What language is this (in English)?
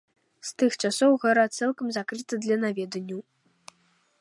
Belarusian